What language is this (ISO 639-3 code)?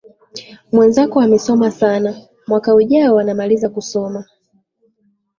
swa